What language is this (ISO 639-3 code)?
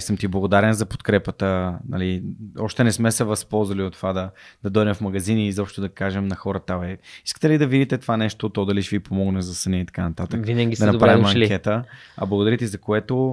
bul